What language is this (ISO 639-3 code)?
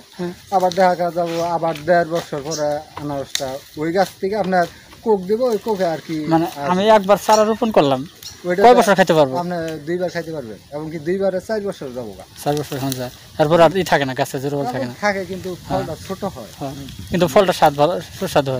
ben